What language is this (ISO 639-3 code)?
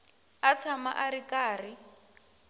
tso